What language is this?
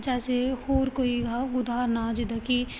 Punjabi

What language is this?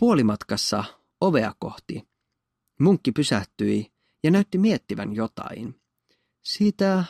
Finnish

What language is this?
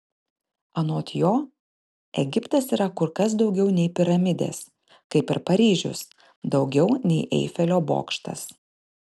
Lithuanian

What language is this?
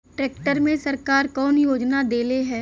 Bhojpuri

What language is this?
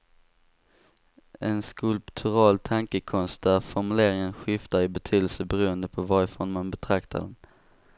Swedish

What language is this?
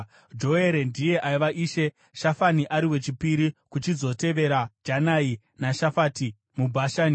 Shona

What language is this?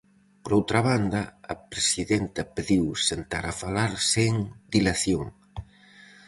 Galician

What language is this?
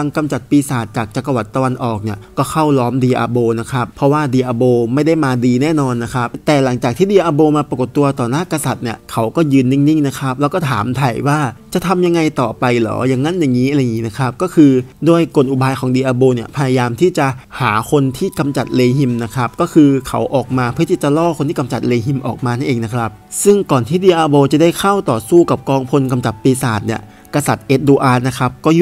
Thai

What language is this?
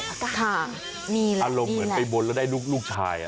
Thai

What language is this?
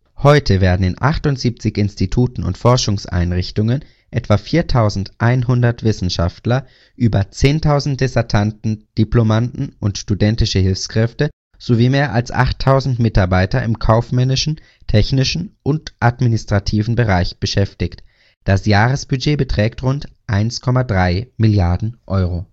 German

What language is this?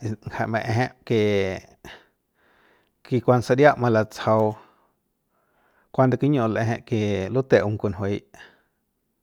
Central Pame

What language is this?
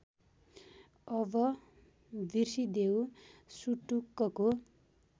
Nepali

